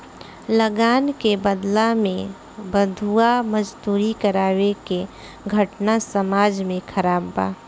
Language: Bhojpuri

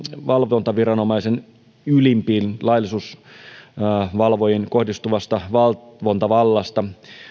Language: Finnish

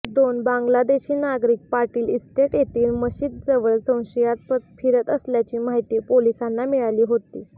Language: Marathi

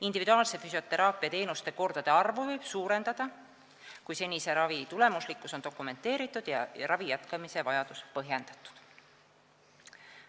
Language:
Estonian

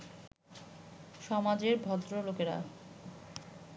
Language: Bangla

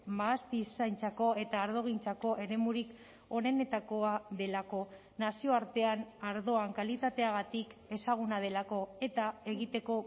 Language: Basque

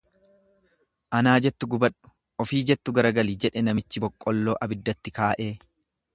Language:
Oromo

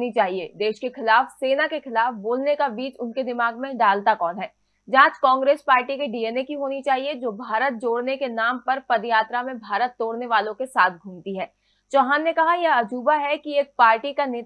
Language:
Hindi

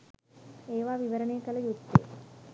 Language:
Sinhala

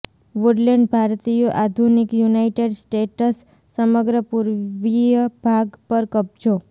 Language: Gujarati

